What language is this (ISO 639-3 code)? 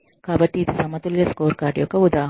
tel